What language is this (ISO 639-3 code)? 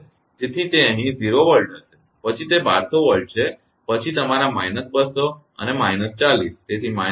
guj